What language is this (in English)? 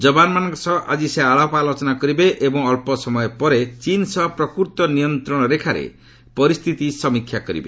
Odia